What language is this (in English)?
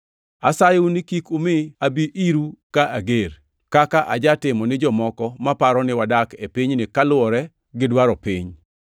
Luo (Kenya and Tanzania)